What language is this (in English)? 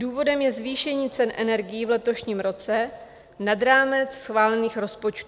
Czech